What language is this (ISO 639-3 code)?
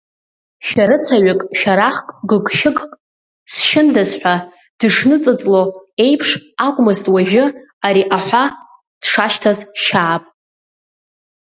abk